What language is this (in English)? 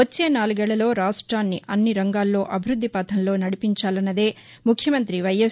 Telugu